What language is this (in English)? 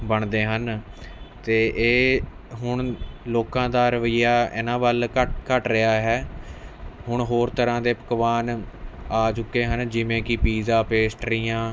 Punjabi